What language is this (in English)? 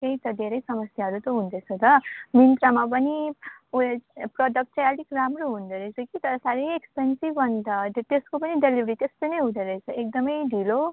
Nepali